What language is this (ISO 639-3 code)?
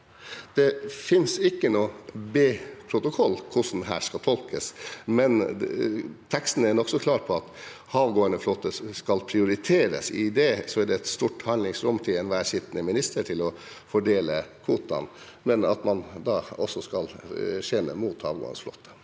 nor